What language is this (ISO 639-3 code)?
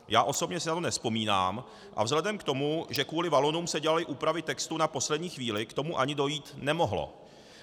ces